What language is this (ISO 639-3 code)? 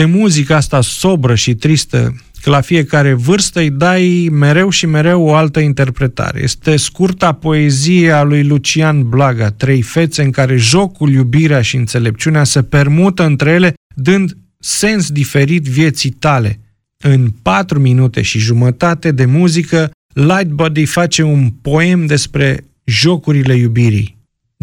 ron